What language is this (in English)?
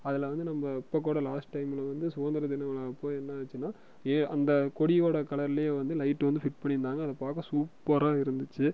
Tamil